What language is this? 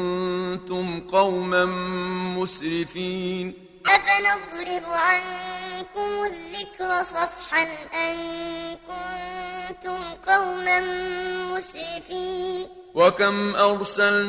Arabic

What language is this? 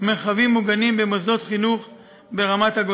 Hebrew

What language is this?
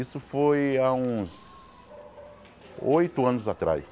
Portuguese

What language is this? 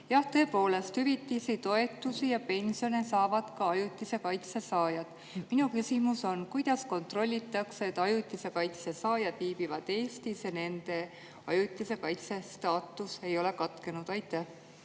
Estonian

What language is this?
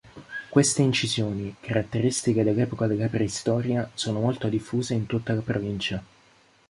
Italian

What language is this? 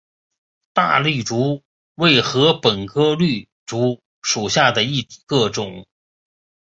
Chinese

